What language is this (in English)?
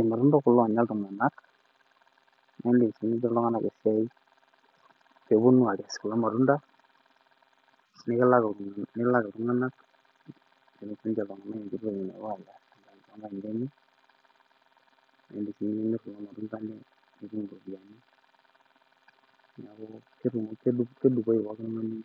Masai